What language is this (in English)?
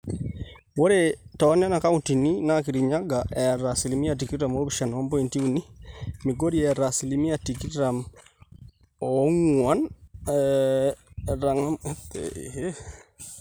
Masai